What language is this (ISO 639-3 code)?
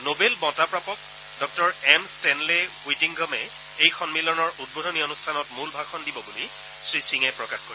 asm